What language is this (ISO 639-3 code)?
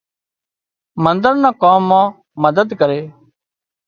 kxp